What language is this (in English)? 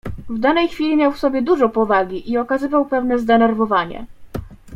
Polish